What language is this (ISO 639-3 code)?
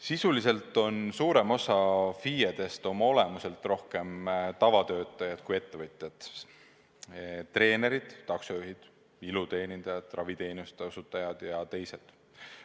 est